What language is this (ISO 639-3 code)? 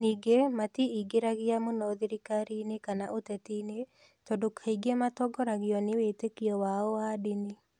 kik